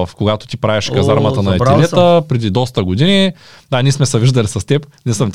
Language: Bulgarian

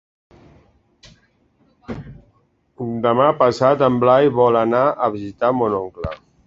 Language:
Catalan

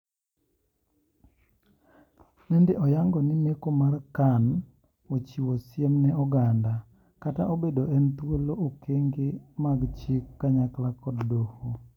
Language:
Luo (Kenya and Tanzania)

